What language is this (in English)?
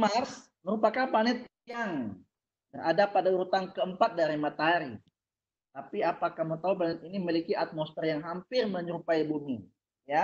Indonesian